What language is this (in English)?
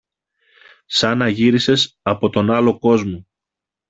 Greek